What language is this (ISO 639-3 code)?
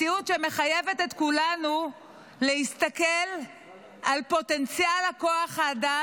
heb